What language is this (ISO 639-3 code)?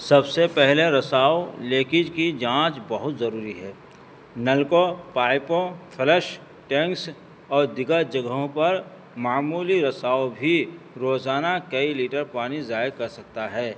urd